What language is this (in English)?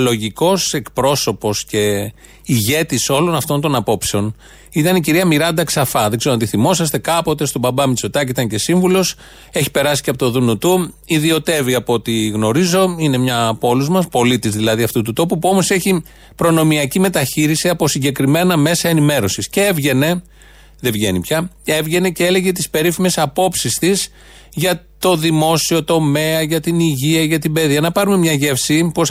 Greek